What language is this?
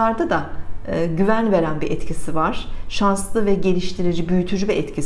Turkish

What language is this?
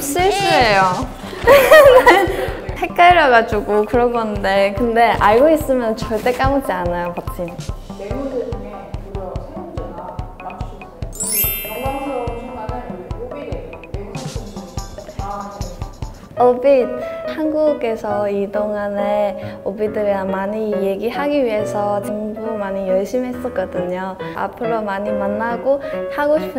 Korean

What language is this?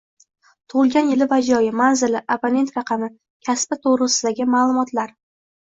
Uzbek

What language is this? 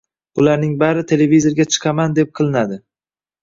Uzbek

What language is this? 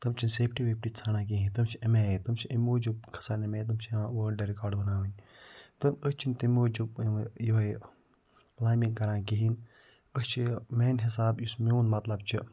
Kashmiri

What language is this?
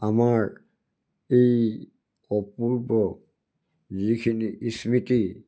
Assamese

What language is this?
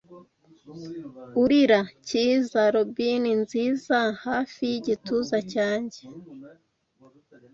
Kinyarwanda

